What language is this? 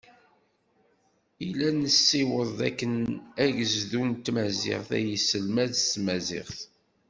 Kabyle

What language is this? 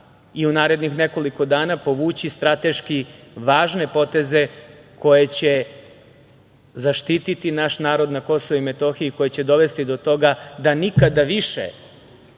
Serbian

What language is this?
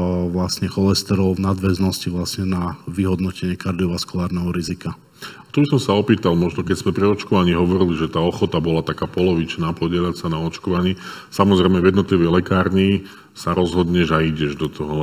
Slovak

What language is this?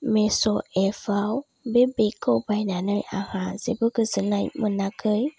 Bodo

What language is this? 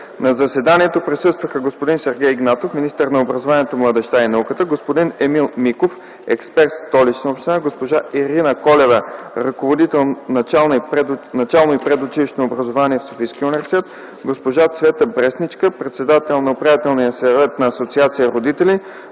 Bulgarian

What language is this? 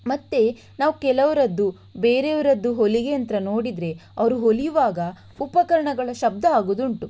Kannada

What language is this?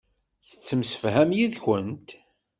Kabyle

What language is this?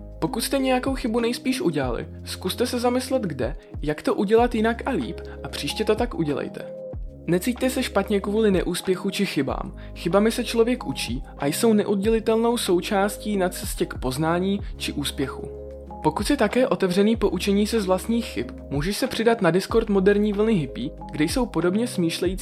Czech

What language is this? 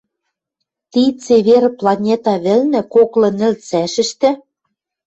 Western Mari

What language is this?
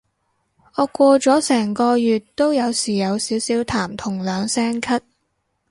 Cantonese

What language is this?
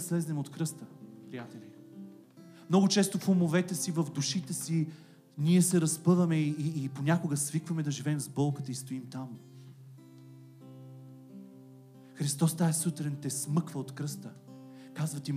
Bulgarian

